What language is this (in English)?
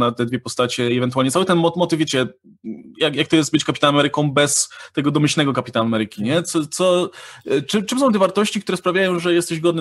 Polish